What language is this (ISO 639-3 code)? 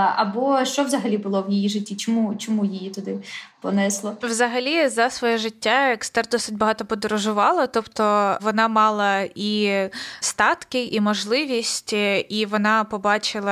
ukr